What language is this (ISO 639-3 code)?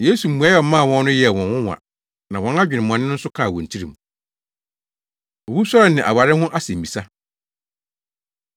aka